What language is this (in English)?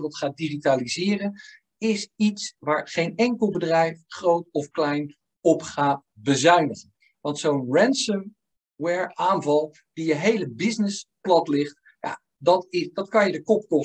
Dutch